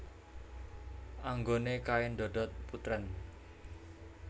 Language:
Javanese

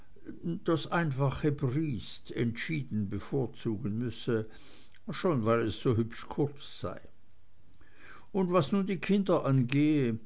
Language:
German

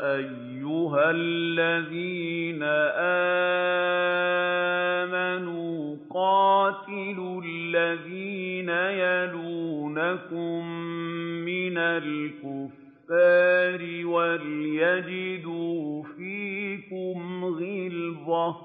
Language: Arabic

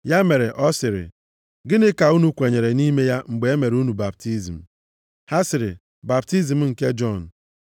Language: Igbo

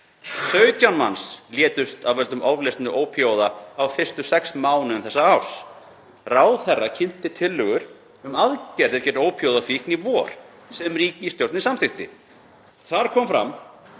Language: Icelandic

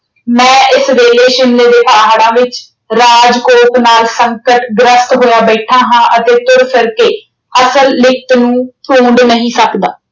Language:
Punjabi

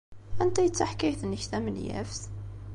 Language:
Kabyle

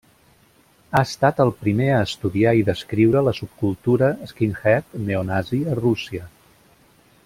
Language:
Catalan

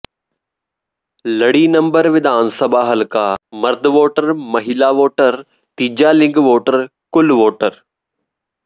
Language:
Punjabi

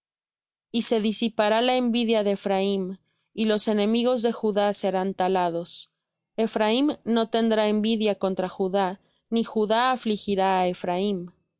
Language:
Spanish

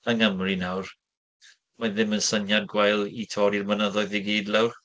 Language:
Welsh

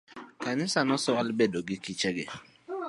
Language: Luo (Kenya and Tanzania)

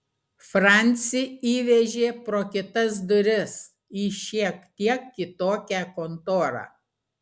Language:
Lithuanian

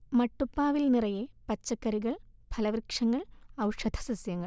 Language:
Malayalam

